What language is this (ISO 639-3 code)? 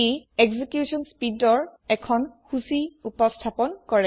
asm